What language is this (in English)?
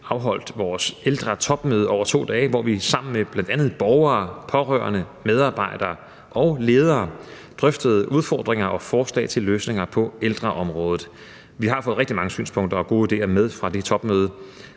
Danish